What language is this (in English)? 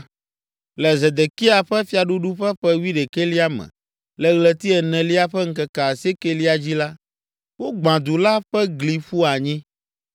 Ewe